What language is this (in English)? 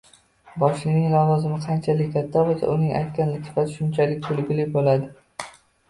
Uzbek